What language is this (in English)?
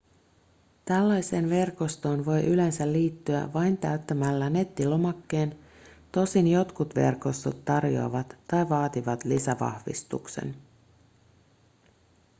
Finnish